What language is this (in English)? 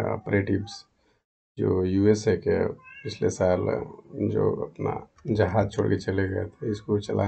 Hindi